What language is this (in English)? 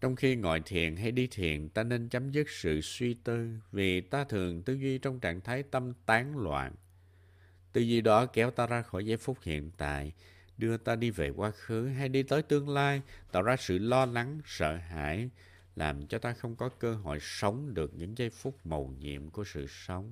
Vietnamese